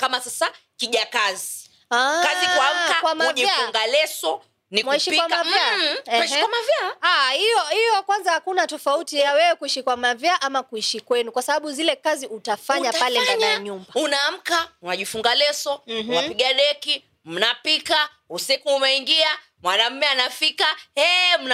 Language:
Swahili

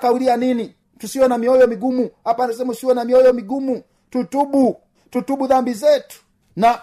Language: Swahili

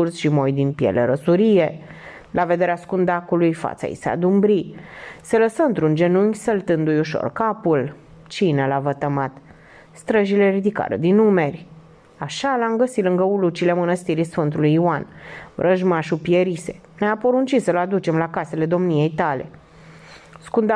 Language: Romanian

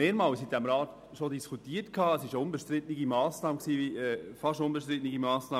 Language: Swiss German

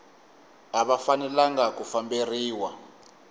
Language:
Tsonga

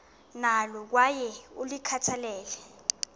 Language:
Xhosa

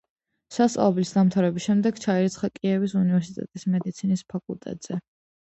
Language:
Georgian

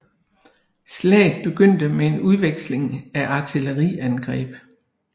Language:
Danish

